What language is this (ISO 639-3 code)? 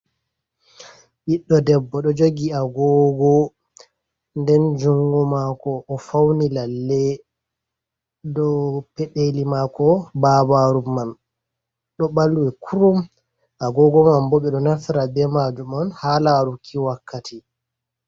ful